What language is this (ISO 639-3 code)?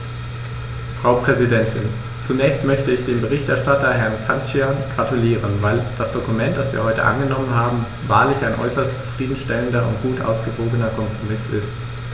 deu